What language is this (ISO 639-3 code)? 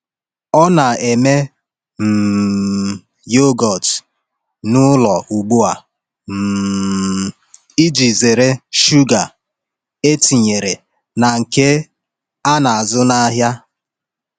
ibo